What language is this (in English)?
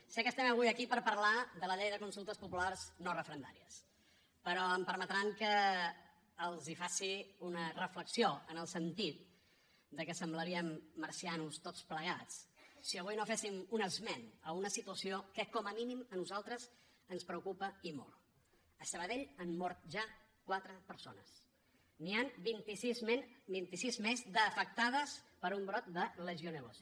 Catalan